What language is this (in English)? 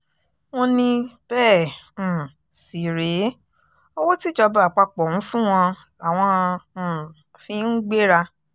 Yoruba